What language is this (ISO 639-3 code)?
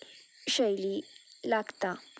kok